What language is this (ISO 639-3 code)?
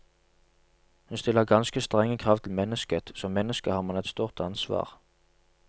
nor